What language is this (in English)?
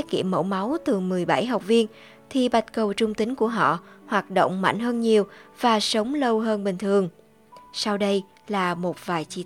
Vietnamese